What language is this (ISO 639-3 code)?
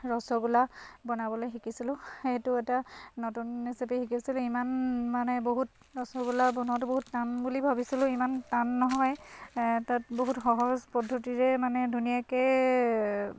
asm